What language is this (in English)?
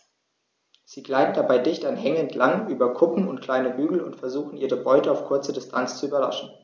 German